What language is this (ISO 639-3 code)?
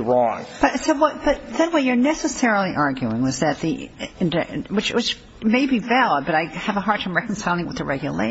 eng